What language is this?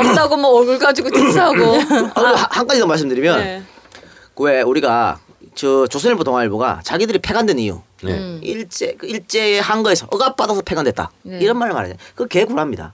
Korean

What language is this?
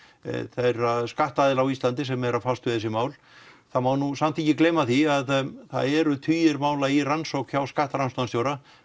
Icelandic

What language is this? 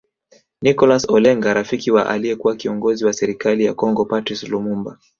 Swahili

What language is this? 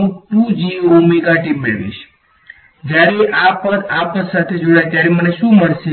Gujarati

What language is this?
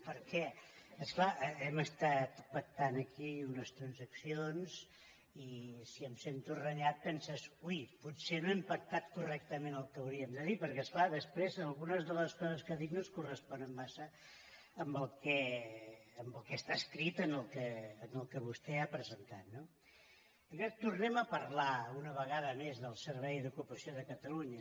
Catalan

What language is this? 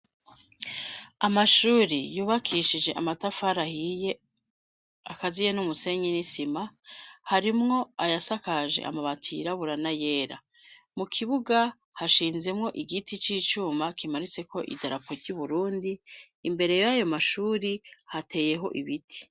Rundi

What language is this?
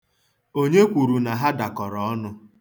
Igbo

